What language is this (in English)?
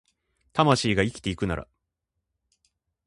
Japanese